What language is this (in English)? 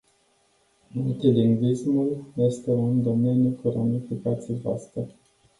Romanian